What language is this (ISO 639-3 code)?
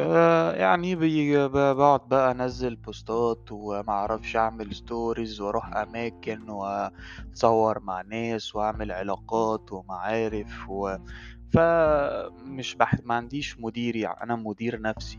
ara